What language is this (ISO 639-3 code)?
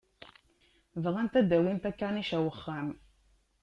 kab